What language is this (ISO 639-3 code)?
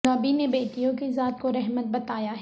urd